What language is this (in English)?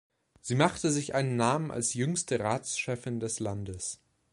German